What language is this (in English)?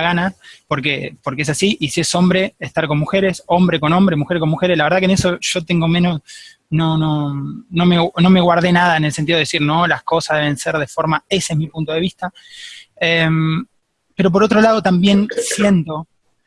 Spanish